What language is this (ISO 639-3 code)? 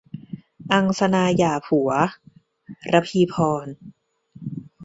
tha